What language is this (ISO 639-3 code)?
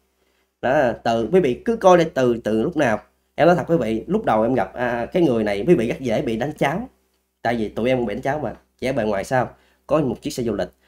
vie